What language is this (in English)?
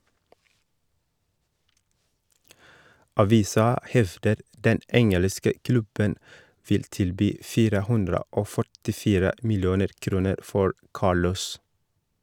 Norwegian